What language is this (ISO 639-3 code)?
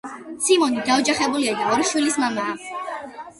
kat